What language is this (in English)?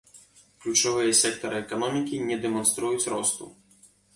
Belarusian